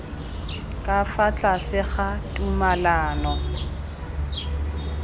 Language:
Tswana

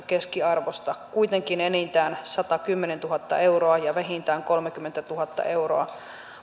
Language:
Finnish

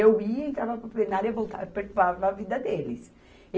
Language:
Portuguese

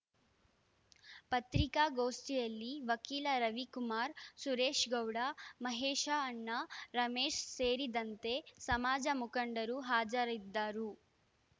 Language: Kannada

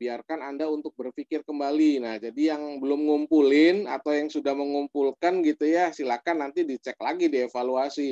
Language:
Indonesian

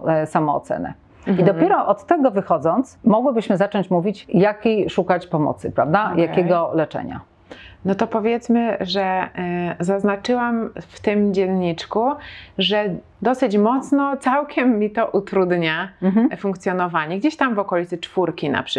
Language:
Polish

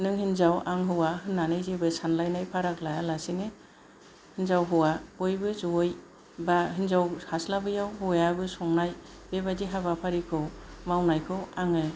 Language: Bodo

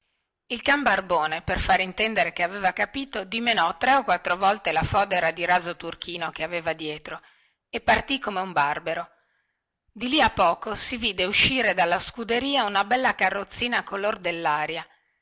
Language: Italian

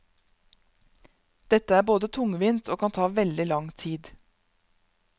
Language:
Norwegian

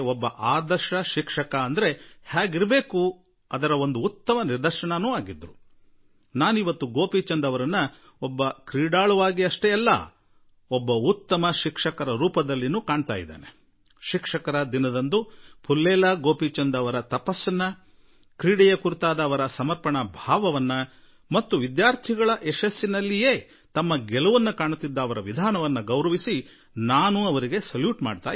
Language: Kannada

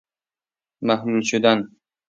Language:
Persian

